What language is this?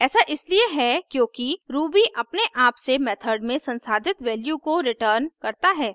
Hindi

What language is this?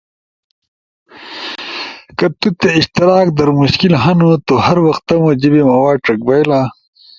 Ushojo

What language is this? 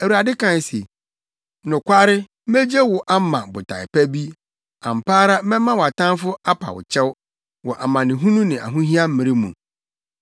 Akan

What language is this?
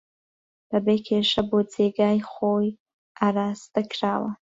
Central Kurdish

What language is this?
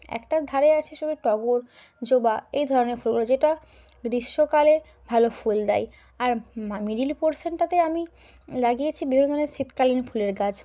Bangla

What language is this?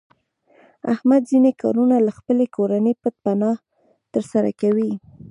Pashto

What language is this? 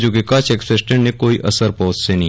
Gujarati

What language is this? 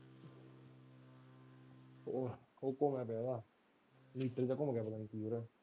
Punjabi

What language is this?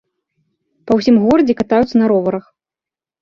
Belarusian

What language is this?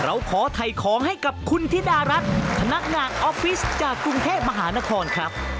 Thai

